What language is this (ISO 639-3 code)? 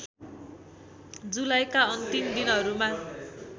nep